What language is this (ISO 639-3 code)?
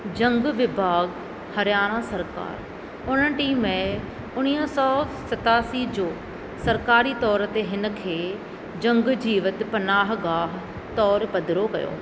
snd